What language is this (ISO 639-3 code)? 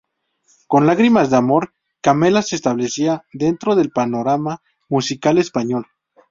spa